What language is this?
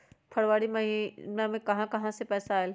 Magahi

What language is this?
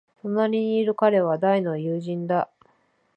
Japanese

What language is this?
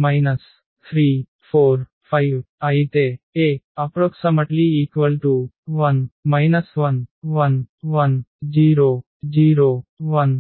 Telugu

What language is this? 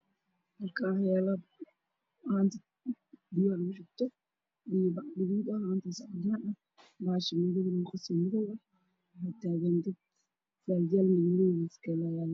Somali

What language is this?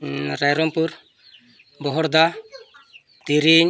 Santali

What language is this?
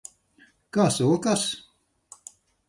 Latvian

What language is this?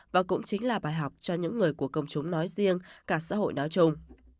Vietnamese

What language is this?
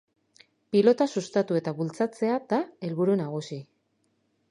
Basque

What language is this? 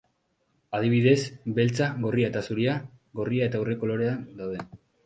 Basque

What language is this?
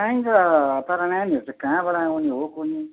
Nepali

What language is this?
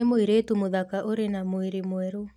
Kikuyu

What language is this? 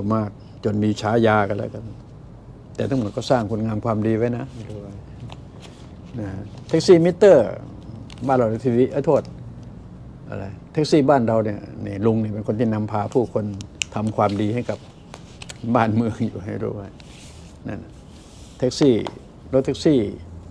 Thai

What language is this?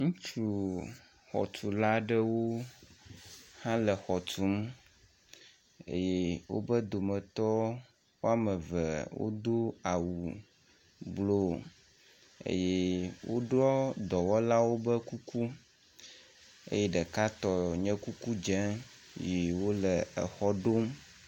Ewe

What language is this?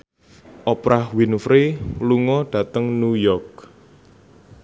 Javanese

